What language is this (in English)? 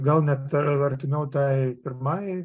Lithuanian